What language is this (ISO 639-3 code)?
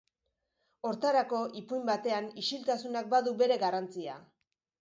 eus